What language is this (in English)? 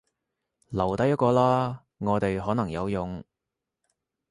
Cantonese